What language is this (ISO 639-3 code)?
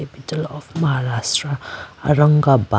clk